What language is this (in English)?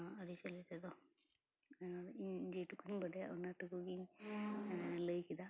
Santali